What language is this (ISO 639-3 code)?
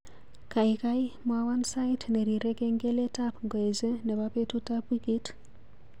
kln